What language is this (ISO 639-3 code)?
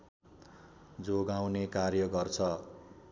nep